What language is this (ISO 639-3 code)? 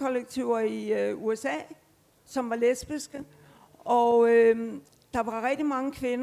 dan